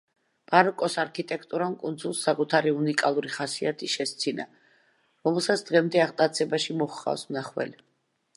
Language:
Georgian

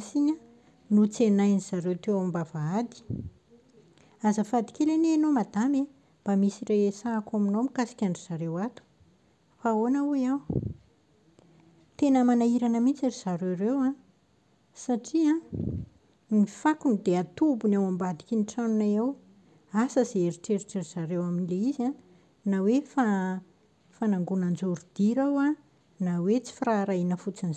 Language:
Malagasy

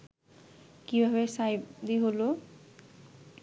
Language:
Bangla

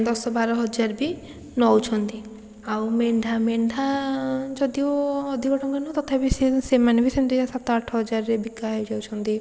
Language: Odia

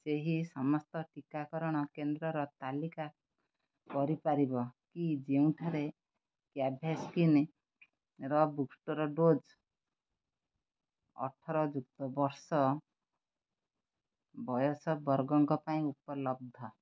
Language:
Odia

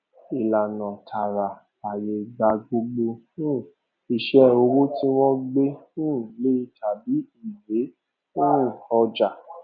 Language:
Yoruba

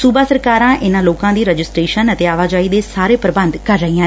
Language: Punjabi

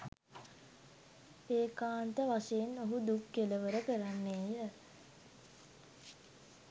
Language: Sinhala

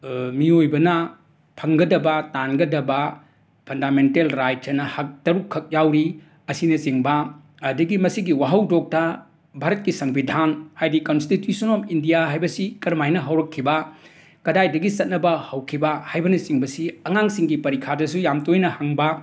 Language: Manipuri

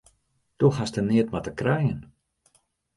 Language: Western Frisian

